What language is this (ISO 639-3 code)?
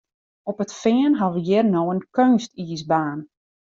fry